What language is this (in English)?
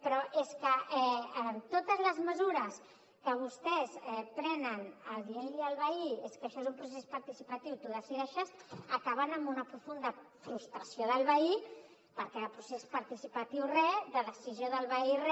Catalan